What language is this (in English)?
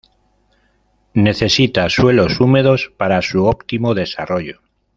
Spanish